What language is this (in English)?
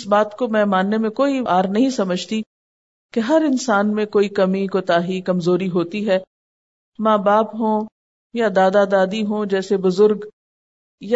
Urdu